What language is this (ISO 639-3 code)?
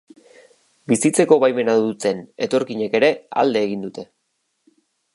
eus